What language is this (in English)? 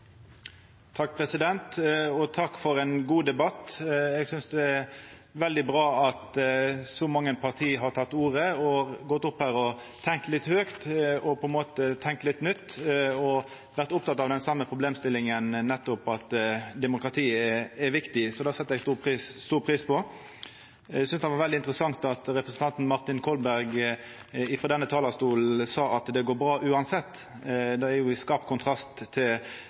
Norwegian Nynorsk